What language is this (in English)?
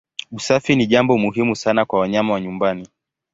Swahili